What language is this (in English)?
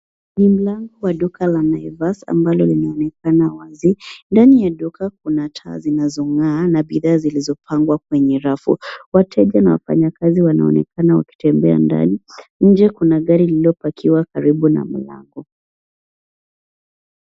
Swahili